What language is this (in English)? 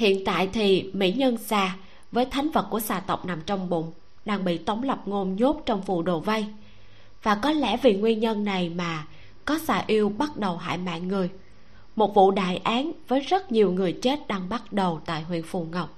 Vietnamese